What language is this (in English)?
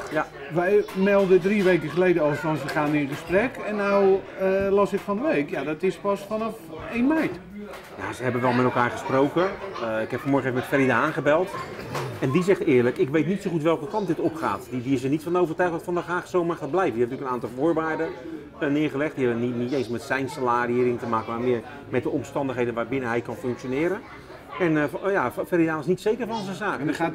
Dutch